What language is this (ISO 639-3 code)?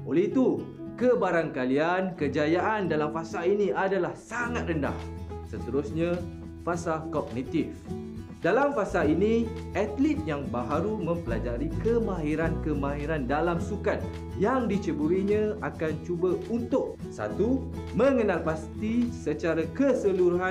msa